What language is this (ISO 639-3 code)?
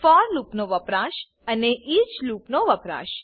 guj